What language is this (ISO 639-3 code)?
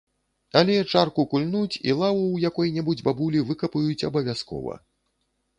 bel